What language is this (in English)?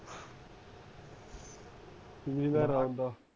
Punjabi